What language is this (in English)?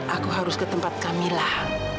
Indonesian